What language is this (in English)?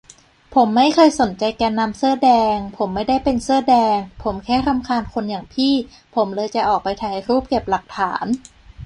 Thai